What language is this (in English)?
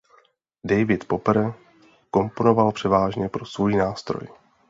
Czech